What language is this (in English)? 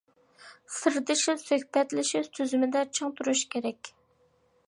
Uyghur